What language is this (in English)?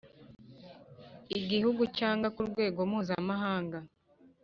Kinyarwanda